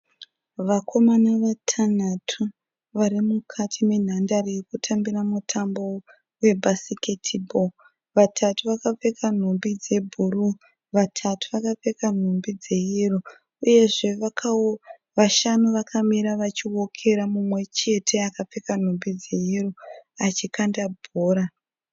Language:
Shona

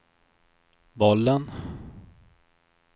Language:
Swedish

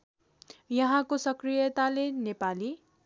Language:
Nepali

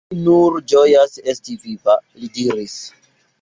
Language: Esperanto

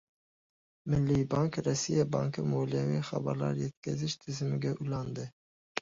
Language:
Uzbek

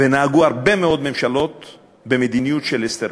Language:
Hebrew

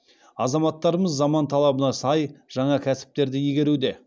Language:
Kazakh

